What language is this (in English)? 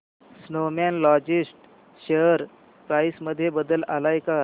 Marathi